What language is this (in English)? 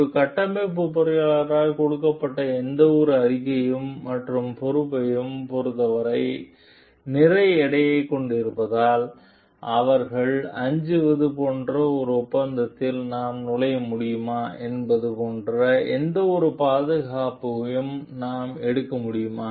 Tamil